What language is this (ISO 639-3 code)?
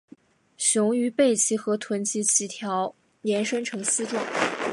zho